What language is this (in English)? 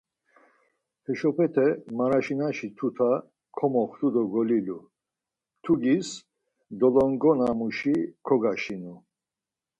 Laz